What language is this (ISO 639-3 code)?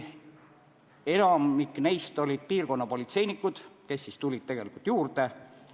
est